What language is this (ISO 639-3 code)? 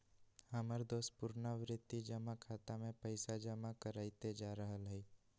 mag